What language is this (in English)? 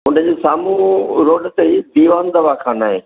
Sindhi